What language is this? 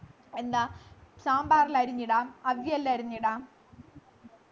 Malayalam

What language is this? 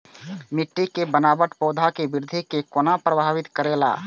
Maithili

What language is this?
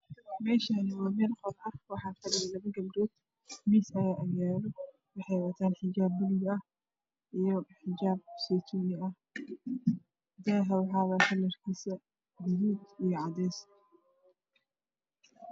Somali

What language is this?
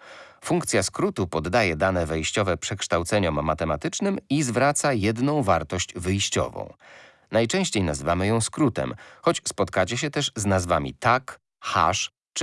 Polish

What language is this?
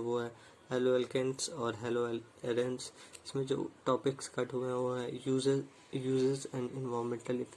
Hindi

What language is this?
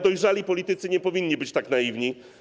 Polish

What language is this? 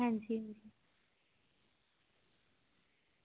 Dogri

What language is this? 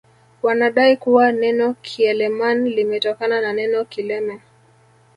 Swahili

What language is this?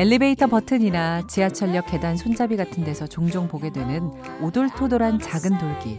Korean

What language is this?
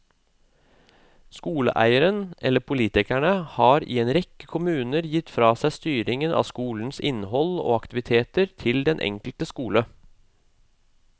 Norwegian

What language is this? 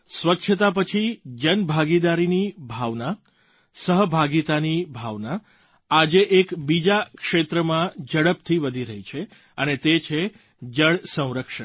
Gujarati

